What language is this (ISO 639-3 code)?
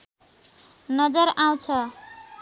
nep